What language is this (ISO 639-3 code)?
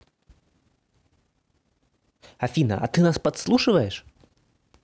rus